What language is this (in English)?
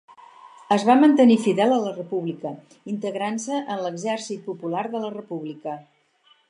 Catalan